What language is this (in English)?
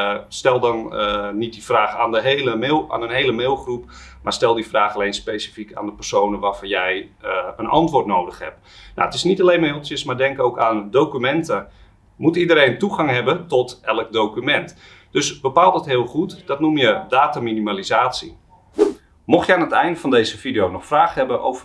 Dutch